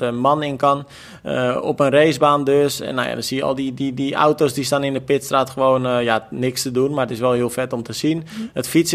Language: Dutch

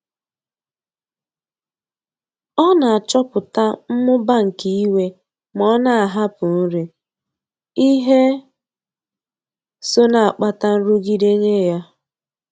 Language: Igbo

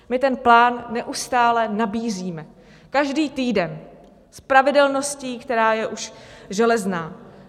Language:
Czech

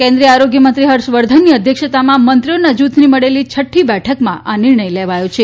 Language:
Gujarati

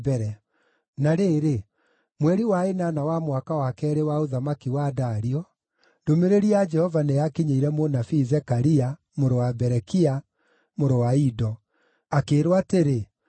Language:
Kikuyu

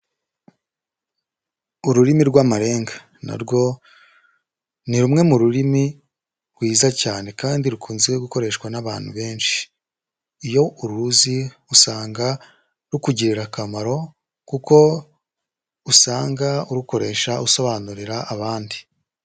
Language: Kinyarwanda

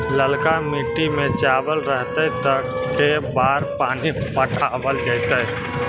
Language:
Magahi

